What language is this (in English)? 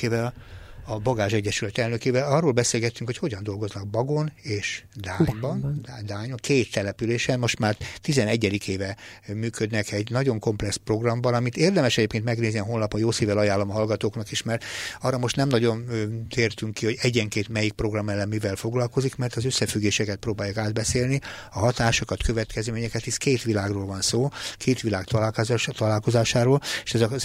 Hungarian